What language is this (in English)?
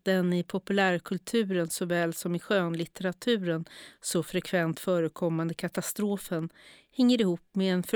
Swedish